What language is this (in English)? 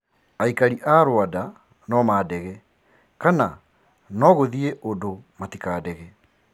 Kikuyu